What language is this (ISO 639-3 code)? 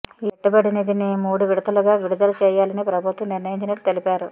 tel